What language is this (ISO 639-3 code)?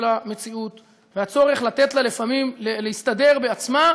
heb